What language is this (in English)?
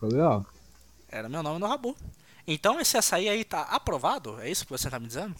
Portuguese